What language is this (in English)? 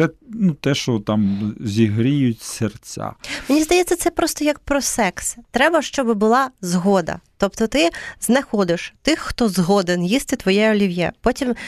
Ukrainian